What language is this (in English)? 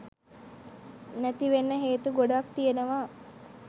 Sinhala